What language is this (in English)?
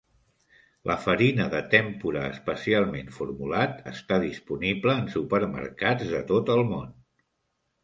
Catalan